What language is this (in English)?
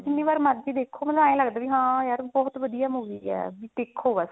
Punjabi